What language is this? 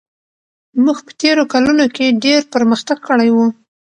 Pashto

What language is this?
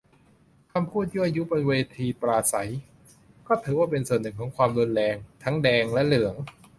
Thai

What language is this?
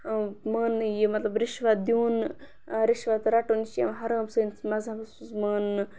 Kashmiri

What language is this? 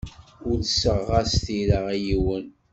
Kabyle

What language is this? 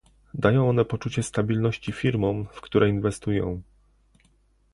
Polish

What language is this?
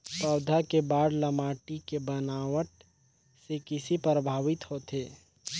Chhattisgarhi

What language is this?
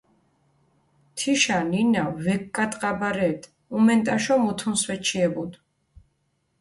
Mingrelian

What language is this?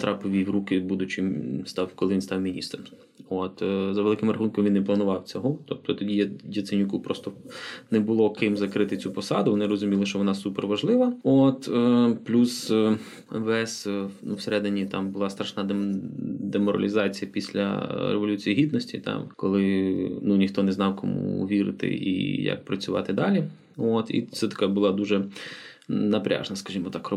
Ukrainian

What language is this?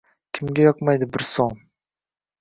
Uzbek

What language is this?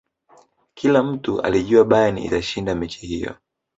Swahili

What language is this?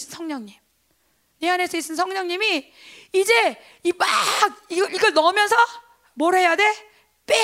Korean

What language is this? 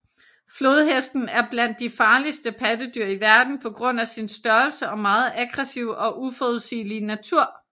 Danish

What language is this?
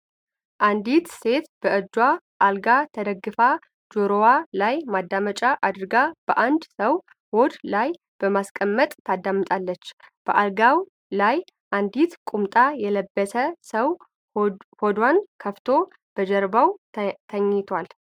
Amharic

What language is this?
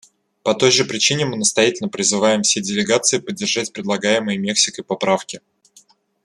Russian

